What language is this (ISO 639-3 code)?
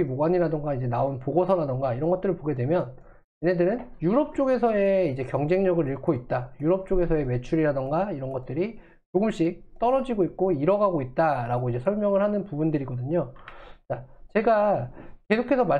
kor